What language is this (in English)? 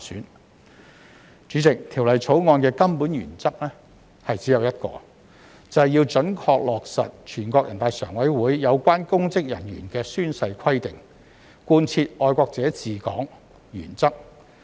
Cantonese